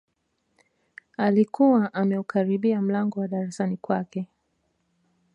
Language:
Swahili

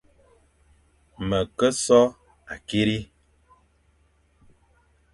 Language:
Fang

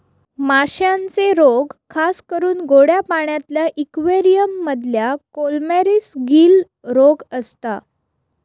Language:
Marathi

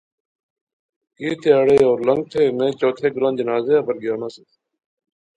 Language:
Pahari-Potwari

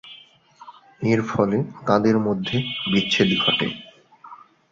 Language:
Bangla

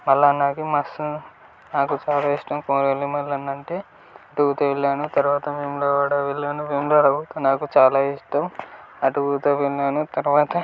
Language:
Telugu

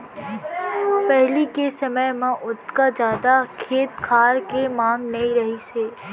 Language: Chhattisgarhi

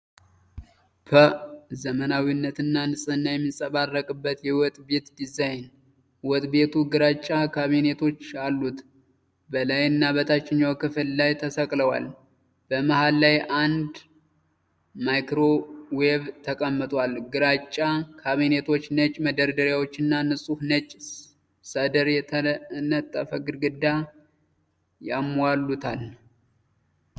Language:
Amharic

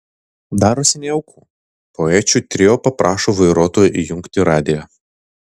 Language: Lithuanian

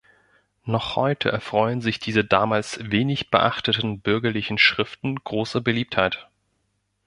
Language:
German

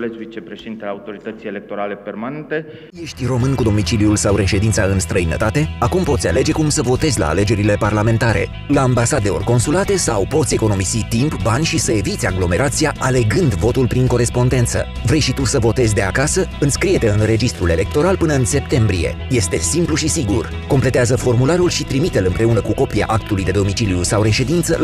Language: Romanian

